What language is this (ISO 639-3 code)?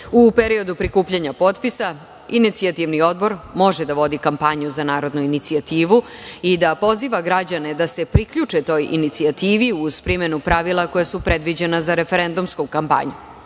srp